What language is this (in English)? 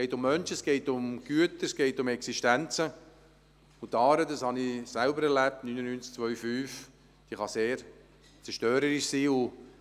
Swiss German